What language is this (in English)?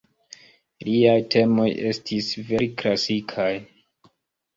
Esperanto